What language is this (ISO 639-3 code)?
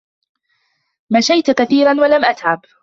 ara